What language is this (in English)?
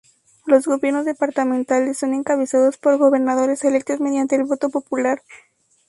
Spanish